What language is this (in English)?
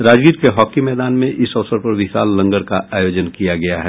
Hindi